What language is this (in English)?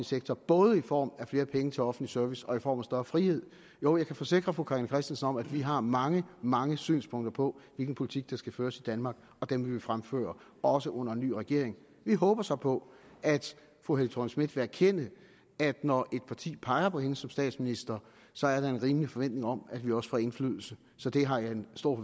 Danish